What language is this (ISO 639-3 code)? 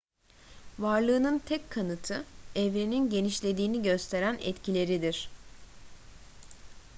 tur